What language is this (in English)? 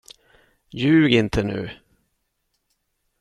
Swedish